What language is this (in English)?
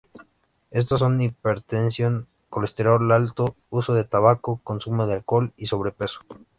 Spanish